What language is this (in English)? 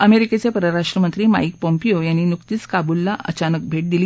Marathi